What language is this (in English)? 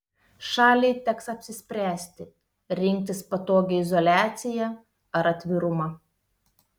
Lithuanian